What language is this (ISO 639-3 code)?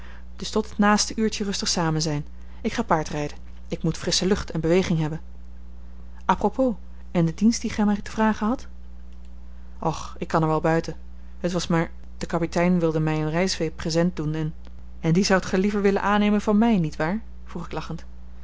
nld